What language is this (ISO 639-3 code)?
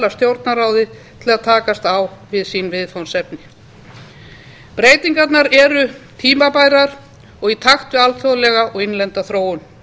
isl